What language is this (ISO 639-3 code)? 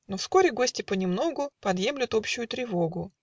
rus